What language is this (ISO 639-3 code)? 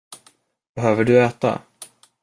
swe